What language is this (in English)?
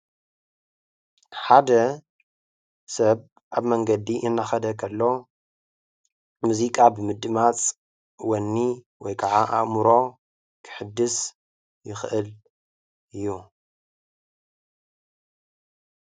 Tigrinya